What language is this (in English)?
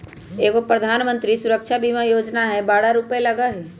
Magahi